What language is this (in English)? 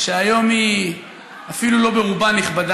Hebrew